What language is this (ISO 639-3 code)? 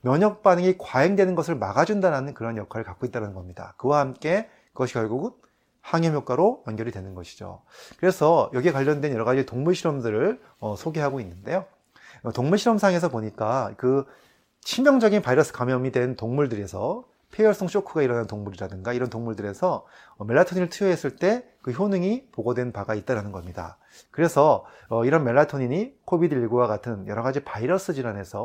kor